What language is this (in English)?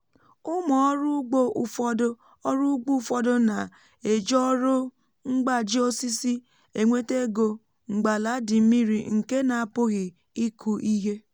Igbo